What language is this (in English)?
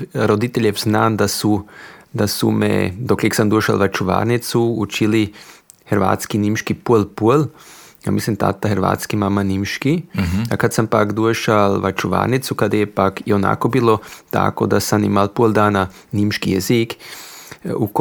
Croatian